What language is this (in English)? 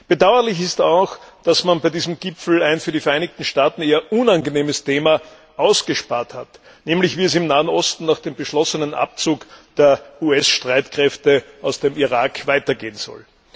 German